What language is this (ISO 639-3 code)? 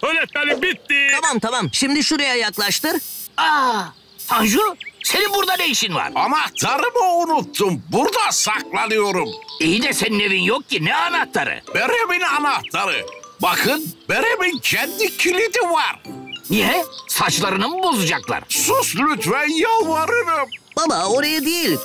tur